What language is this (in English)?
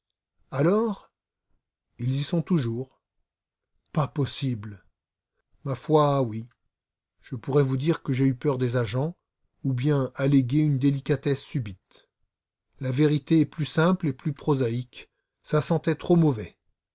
French